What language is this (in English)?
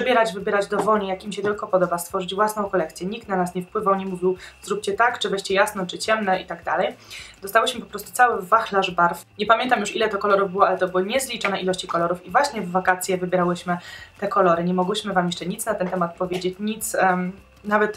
Polish